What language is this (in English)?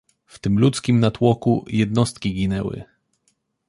Polish